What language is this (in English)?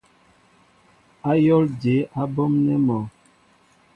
Mbo (Cameroon)